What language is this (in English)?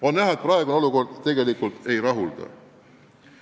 Estonian